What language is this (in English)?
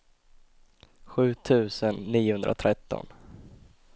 Swedish